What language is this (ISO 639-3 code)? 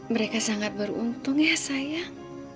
ind